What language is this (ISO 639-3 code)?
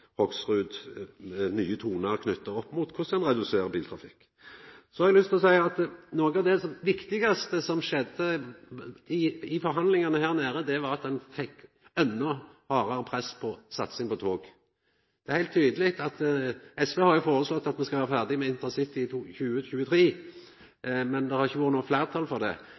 nno